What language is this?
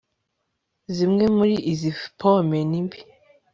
Kinyarwanda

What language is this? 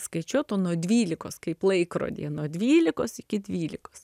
Lithuanian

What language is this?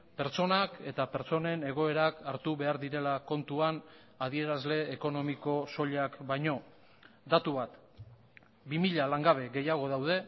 Basque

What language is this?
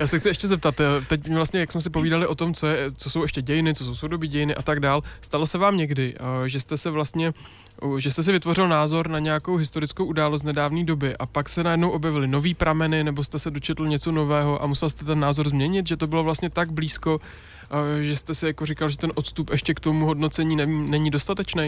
Czech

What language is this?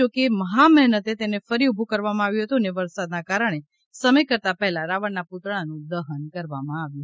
Gujarati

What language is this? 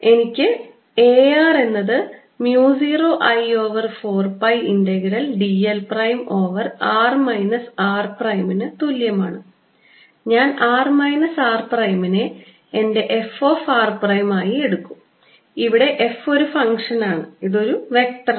Malayalam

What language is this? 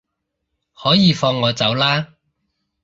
Cantonese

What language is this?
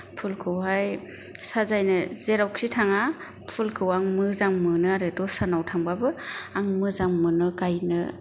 Bodo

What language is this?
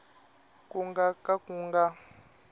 Tsonga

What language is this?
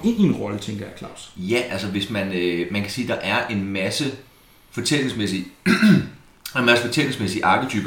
Danish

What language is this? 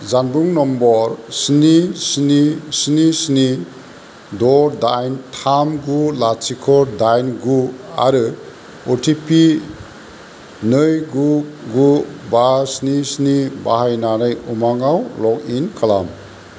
Bodo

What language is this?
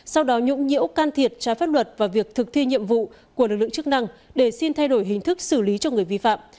Vietnamese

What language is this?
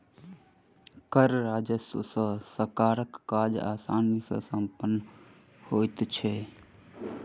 Maithili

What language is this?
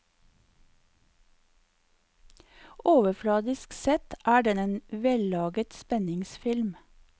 Norwegian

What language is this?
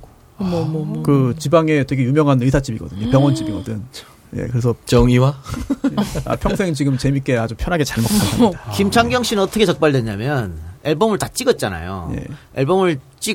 Korean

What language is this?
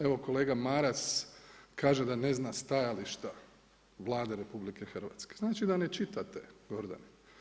Croatian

